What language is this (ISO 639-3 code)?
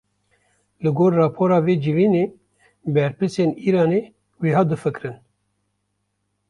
kur